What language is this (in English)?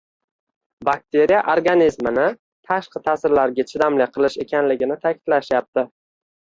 Uzbek